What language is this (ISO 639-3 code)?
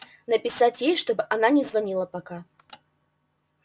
rus